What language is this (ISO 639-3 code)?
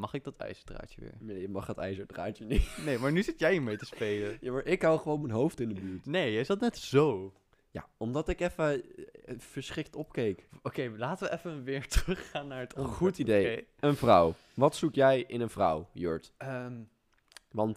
nld